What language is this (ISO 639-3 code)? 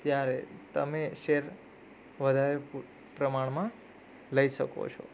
guj